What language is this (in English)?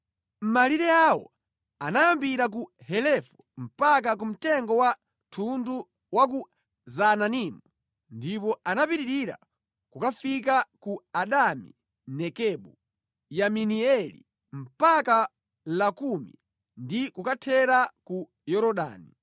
Nyanja